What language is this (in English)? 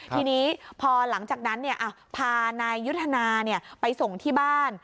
Thai